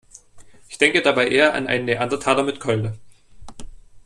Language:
German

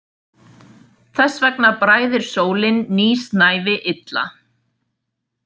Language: Icelandic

